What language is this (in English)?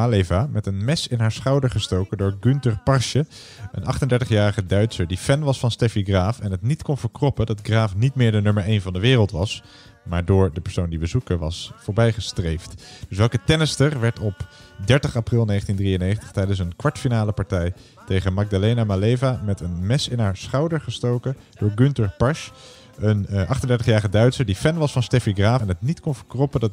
Dutch